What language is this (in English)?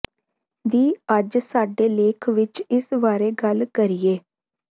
Punjabi